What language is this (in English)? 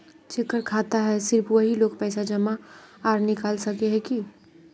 Magahi